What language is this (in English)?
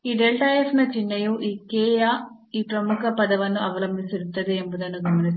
Kannada